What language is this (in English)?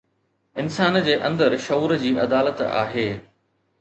Sindhi